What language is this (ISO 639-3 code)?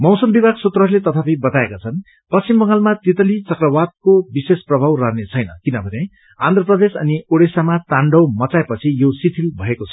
nep